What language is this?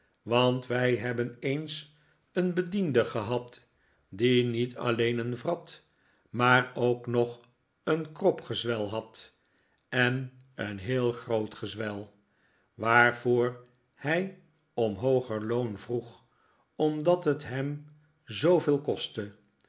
Dutch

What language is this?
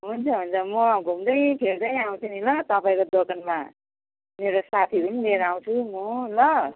Nepali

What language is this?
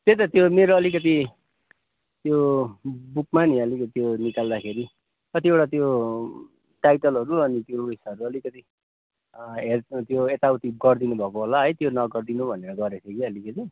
Nepali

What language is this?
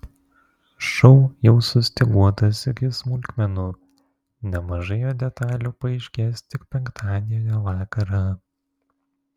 Lithuanian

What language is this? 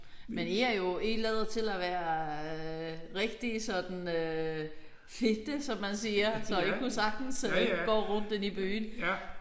Danish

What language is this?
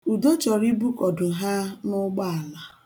Igbo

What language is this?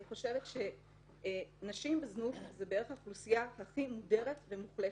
Hebrew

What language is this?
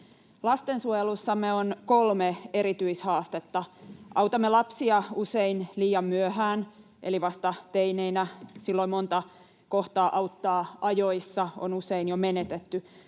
Finnish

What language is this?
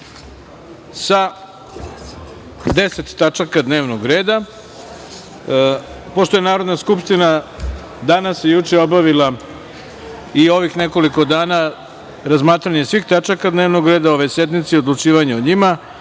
Serbian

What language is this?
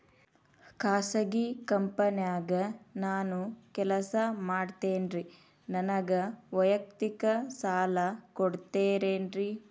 Kannada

